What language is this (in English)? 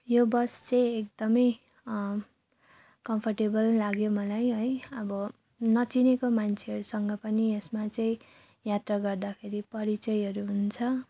Nepali